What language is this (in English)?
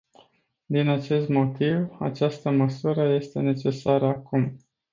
Romanian